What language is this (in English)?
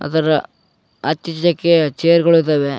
Kannada